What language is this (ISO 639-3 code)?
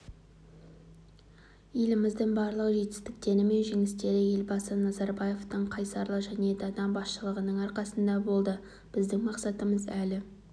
kaz